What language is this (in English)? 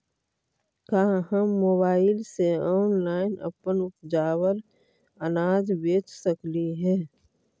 Magahi